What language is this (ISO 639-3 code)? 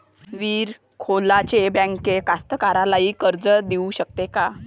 mar